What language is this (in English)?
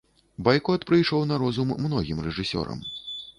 Belarusian